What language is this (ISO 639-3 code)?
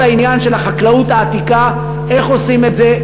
heb